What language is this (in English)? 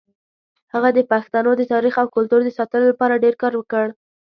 Pashto